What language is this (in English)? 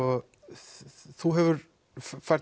Icelandic